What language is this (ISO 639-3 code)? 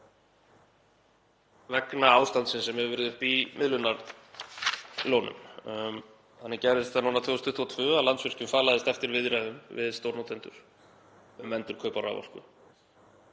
isl